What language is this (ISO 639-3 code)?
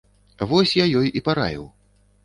bel